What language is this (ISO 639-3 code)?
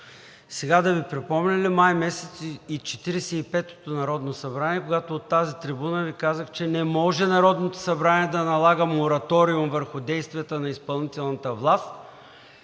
bul